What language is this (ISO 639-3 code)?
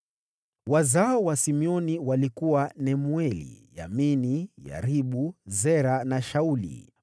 swa